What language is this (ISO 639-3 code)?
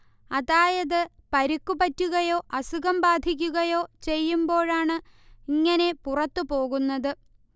mal